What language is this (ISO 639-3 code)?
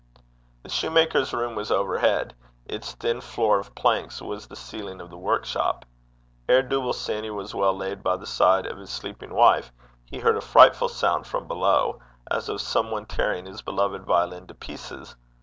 eng